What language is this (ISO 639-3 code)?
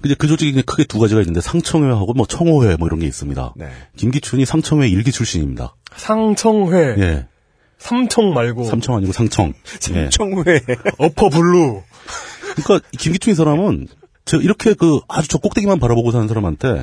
kor